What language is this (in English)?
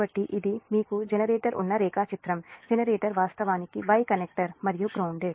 Telugu